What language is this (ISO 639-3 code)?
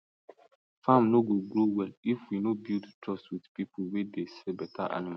pcm